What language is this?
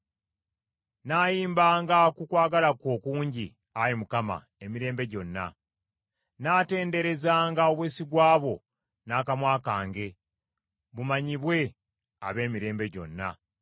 Ganda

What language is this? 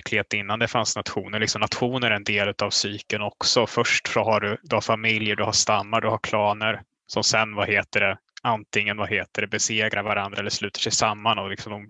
Swedish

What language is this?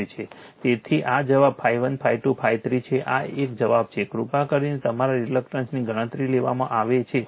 Gujarati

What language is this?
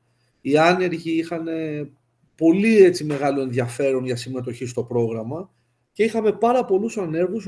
Greek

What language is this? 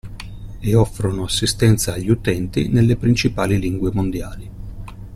Italian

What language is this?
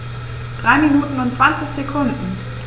German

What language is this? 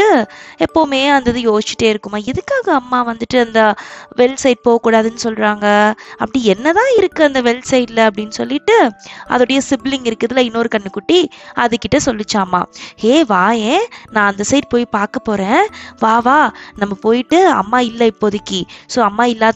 Tamil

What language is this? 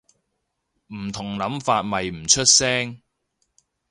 Cantonese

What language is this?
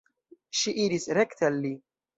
Esperanto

